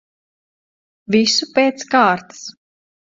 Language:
Latvian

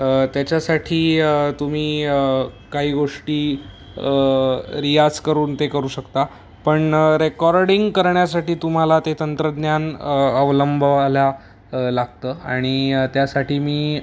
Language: Marathi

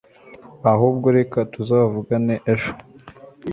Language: Kinyarwanda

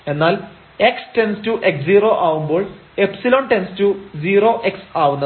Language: Malayalam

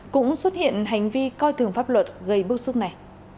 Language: Vietnamese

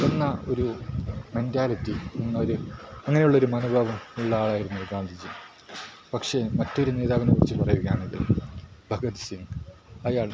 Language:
Malayalam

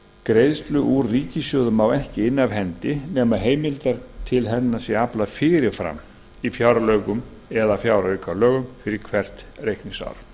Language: Icelandic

